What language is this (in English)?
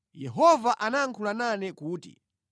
Nyanja